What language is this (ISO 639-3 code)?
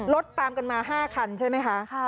tha